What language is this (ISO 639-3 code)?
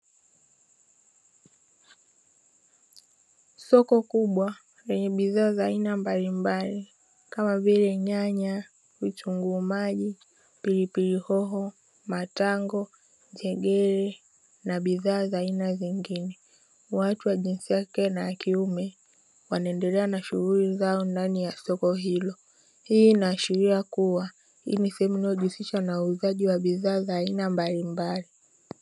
swa